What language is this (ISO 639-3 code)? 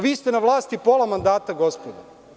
srp